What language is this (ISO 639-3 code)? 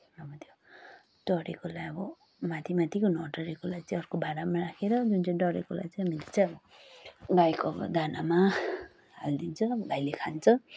nep